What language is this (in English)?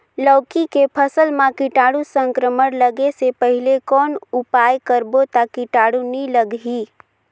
Chhattisgarhi